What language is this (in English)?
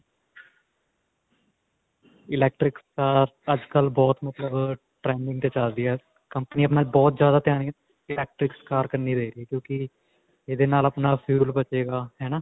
Punjabi